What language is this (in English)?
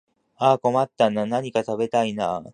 Japanese